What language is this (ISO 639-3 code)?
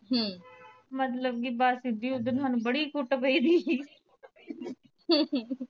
pan